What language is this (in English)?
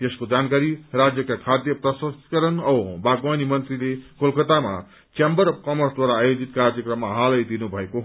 Nepali